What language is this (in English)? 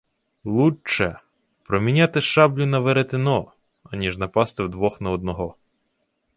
Ukrainian